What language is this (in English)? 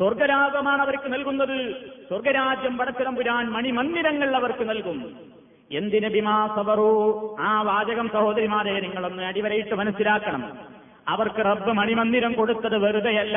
Malayalam